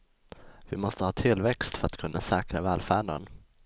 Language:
Swedish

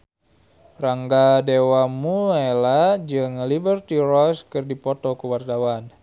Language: Sundanese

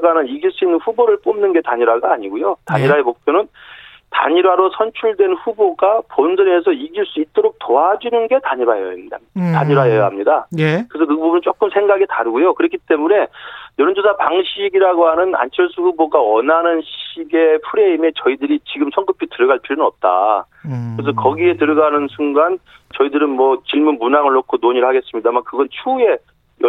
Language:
Korean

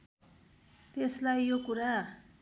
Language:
Nepali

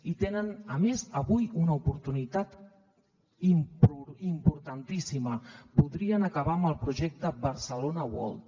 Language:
Catalan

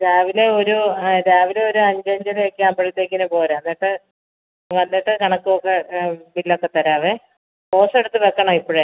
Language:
Malayalam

